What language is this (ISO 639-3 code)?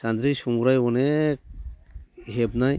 brx